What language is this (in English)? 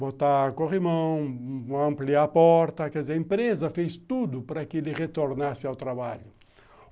Portuguese